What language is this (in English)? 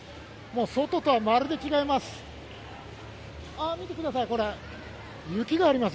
Japanese